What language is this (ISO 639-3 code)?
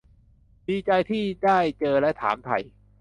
tha